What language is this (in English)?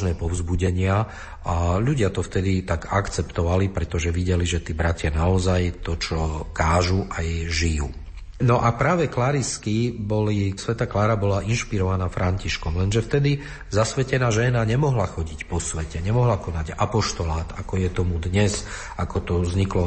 Slovak